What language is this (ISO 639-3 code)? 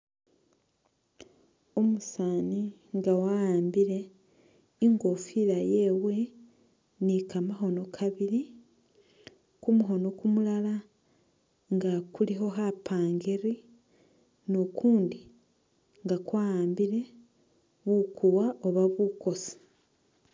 myx